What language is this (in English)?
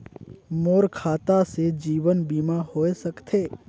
Chhattisgarhi